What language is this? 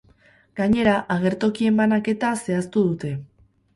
Basque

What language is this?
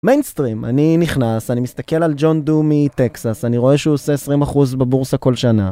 Hebrew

